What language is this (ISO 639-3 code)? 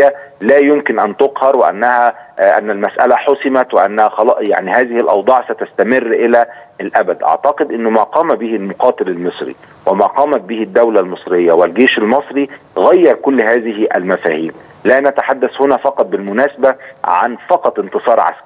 ara